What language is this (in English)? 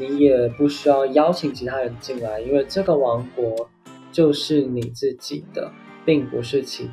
Chinese